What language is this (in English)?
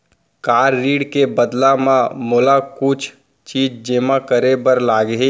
Chhattisgarhi